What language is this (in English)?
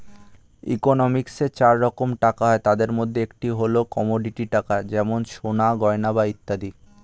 Bangla